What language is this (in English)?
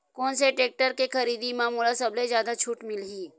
Chhattisgarhi